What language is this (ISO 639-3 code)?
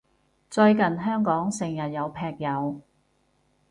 yue